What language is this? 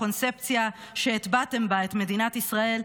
Hebrew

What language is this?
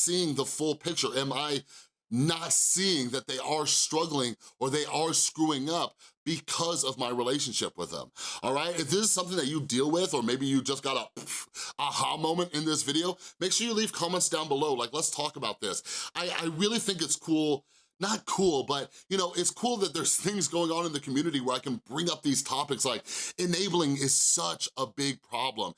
English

